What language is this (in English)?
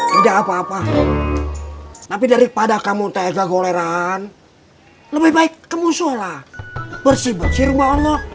Indonesian